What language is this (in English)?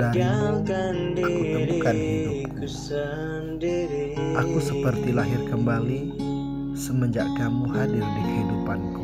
Indonesian